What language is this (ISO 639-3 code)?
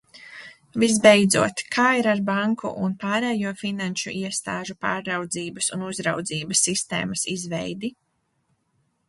lav